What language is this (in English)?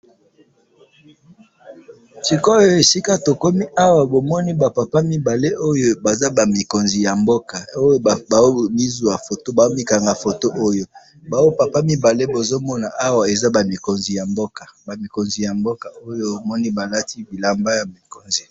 Lingala